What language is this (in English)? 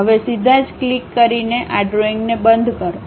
Gujarati